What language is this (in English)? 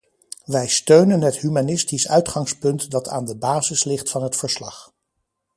Dutch